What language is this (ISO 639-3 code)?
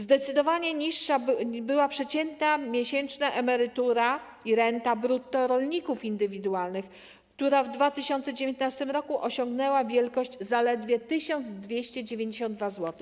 pol